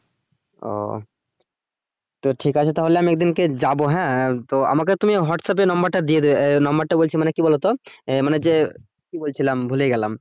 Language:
Bangla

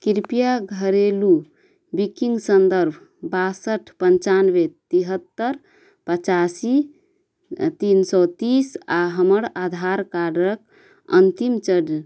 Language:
Maithili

